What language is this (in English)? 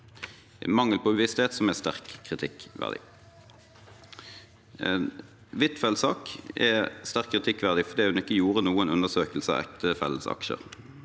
Norwegian